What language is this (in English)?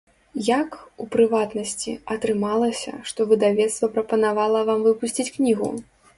Belarusian